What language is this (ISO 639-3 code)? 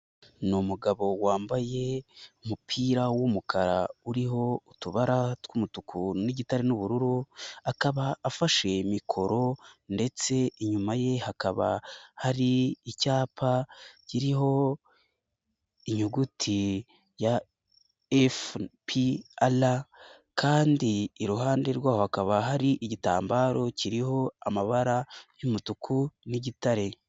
kin